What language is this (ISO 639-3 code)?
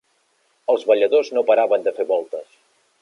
cat